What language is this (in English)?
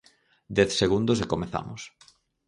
Galician